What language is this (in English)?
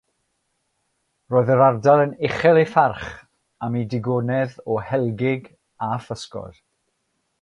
Welsh